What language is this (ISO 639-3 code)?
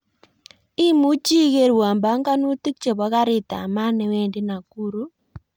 kln